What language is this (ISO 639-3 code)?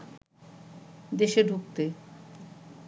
ben